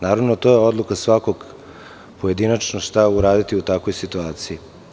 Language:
Serbian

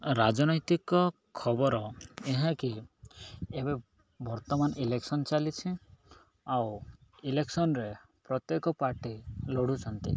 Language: Odia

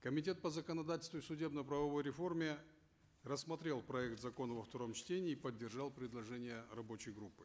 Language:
Kazakh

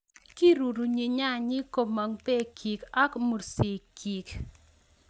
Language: Kalenjin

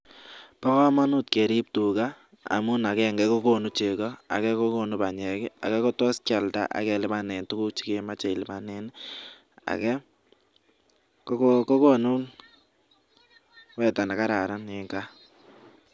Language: Kalenjin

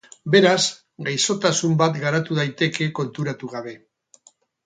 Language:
Basque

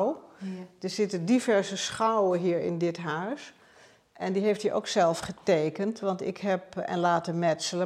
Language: Dutch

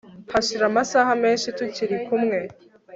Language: Kinyarwanda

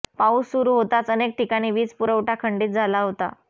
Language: Marathi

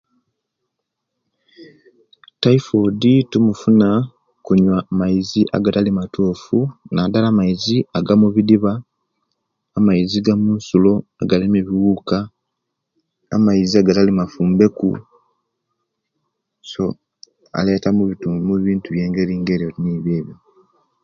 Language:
Kenyi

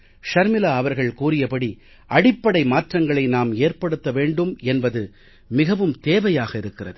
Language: Tamil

